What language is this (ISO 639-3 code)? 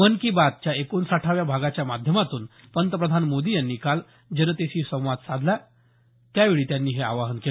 mar